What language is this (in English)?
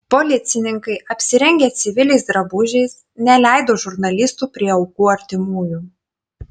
Lithuanian